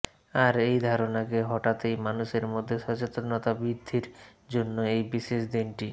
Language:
Bangla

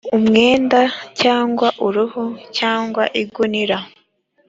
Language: Kinyarwanda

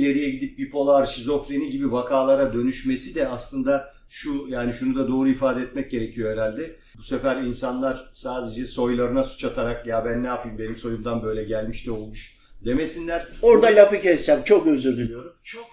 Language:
Turkish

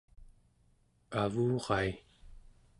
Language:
Central Yupik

